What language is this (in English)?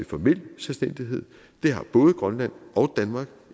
Danish